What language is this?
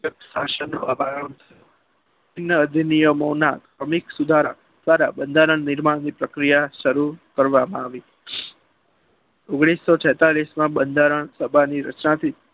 Gujarati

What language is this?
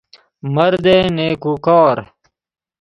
Persian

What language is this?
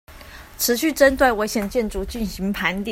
Chinese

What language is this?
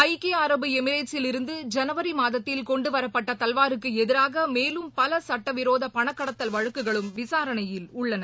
Tamil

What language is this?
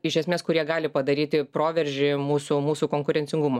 Lithuanian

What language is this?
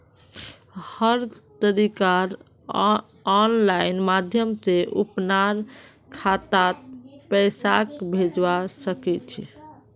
Magahi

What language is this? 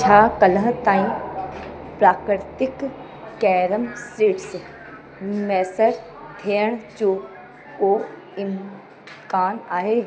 Sindhi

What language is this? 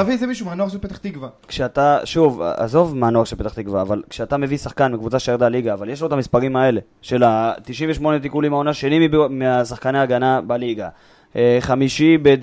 Hebrew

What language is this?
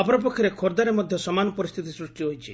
Odia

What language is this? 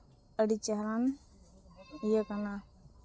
Santali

